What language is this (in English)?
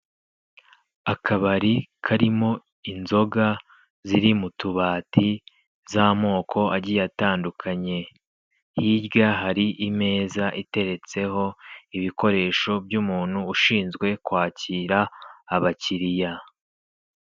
Kinyarwanda